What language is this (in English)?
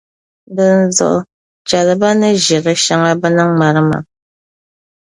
Dagbani